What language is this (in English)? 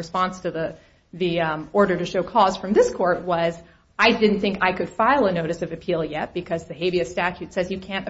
English